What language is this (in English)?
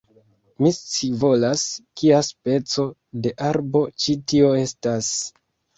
Esperanto